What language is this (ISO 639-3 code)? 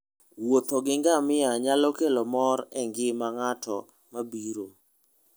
luo